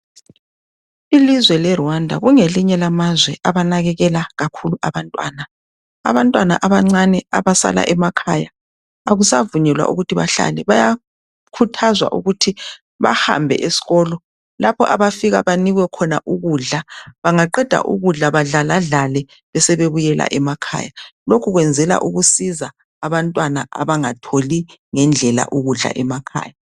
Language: North Ndebele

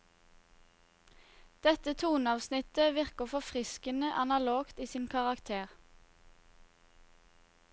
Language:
Norwegian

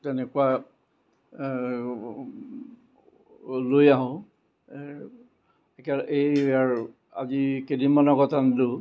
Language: Assamese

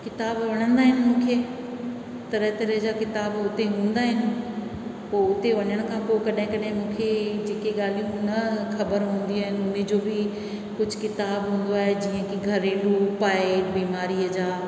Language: Sindhi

